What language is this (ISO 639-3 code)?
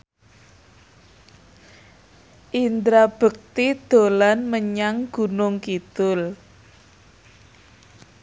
jav